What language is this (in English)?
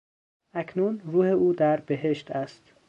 Persian